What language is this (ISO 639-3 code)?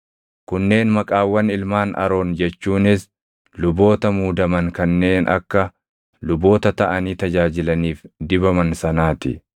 orm